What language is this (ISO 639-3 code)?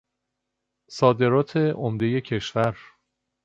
fas